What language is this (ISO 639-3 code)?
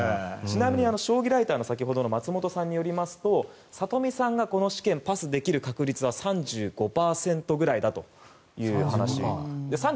jpn